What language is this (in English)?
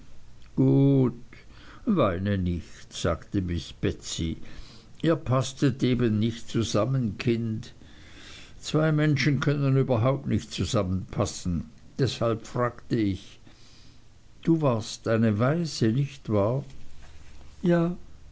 German